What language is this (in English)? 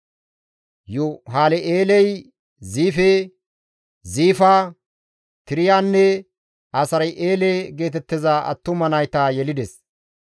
Gamo